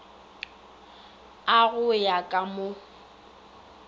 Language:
Northern Sotho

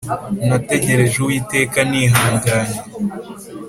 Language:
Kinyarwanda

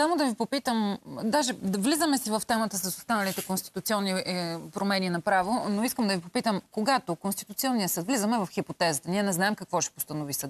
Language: Bulgarian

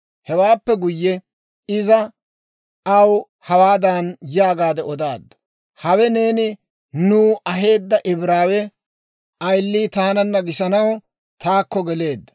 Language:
Dawro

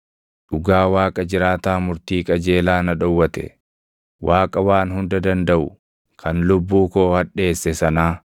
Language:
Oromo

